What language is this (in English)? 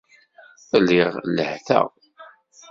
Kabyle